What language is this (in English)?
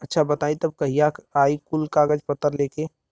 Bhojpuri